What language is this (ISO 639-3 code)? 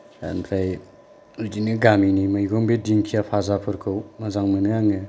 brx